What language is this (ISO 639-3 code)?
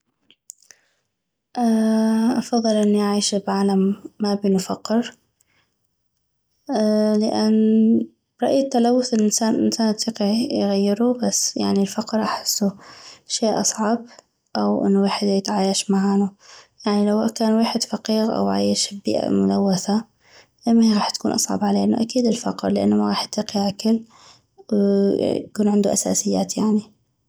ayp